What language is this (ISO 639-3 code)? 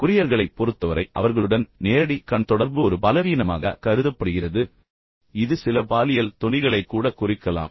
tam